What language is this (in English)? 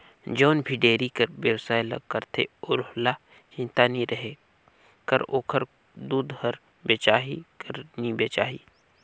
Chhattisgarhi